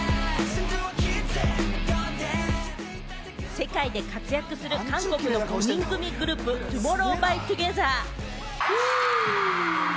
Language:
Japanese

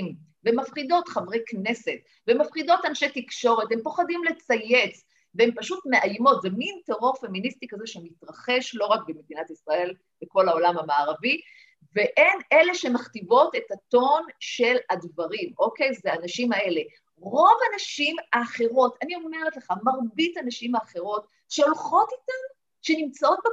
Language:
Hebrew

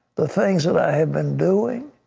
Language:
English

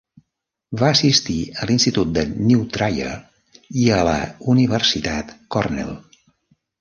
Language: Catalan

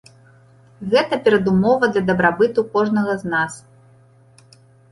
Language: Belarusian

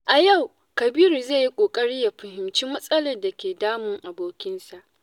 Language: Hausa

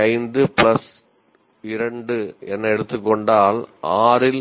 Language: Tamil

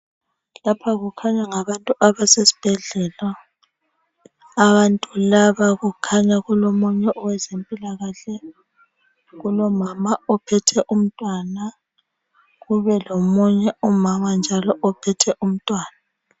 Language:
North Ndebele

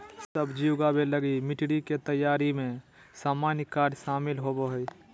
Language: Magahi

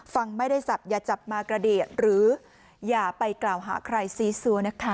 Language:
Thai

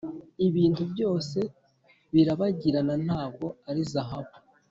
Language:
Kinyarwanda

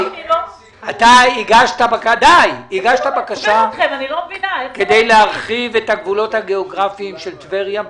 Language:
Hebrew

